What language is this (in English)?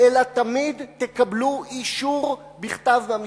Hebrew